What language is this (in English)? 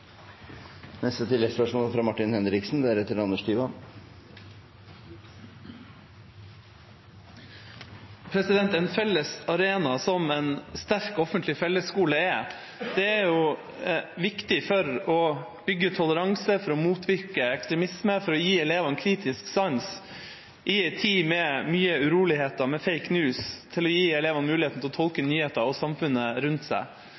Norwegian Bokmål